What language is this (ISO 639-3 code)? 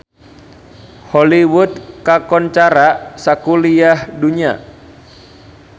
sun